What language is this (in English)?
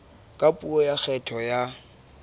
Southern Sotho